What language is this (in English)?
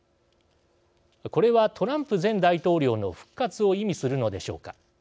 Japanese